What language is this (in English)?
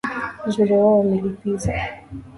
Swahili